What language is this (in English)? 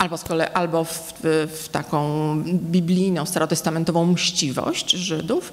Polish